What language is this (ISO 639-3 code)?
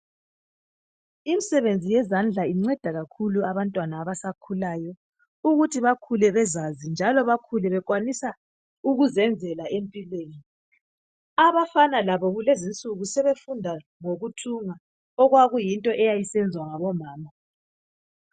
nde